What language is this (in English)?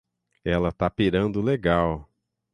Portuguese